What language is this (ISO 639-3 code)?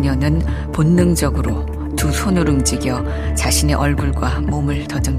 kor